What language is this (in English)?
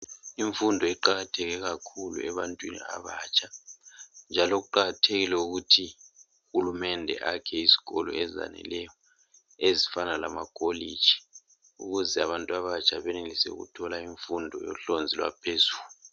North Ndebele